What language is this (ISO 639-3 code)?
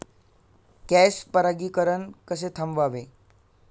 mar